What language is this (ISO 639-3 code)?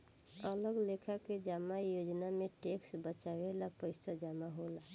bho